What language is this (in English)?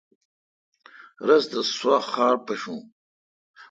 Kalkoti